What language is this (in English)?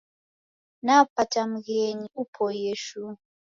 Taita